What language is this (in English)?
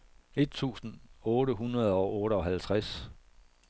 Danish